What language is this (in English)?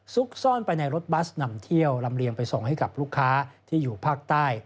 Thai